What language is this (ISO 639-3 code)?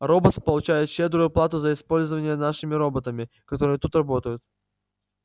rus